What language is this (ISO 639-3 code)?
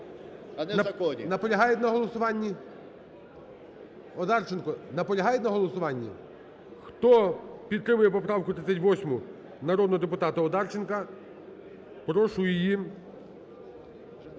ukr